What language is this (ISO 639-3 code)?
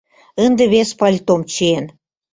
chm